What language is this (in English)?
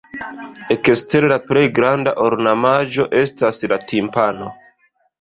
Esperanto